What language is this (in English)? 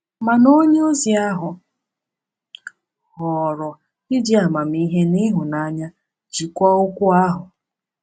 Igbo